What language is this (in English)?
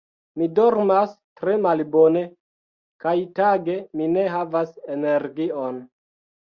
Esperanto